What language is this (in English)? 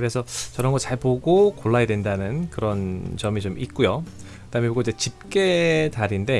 Korean